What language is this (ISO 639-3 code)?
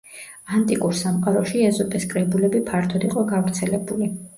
kat